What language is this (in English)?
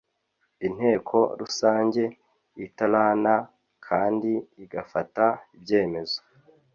Kinyarwanda